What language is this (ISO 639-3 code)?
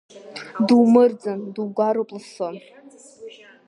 abk